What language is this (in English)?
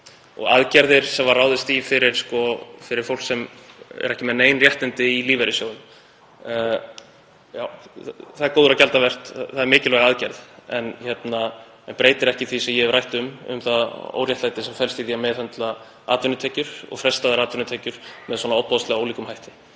Icelandic